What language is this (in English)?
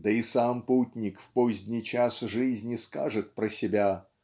Russian